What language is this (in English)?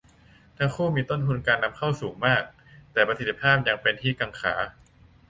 Thai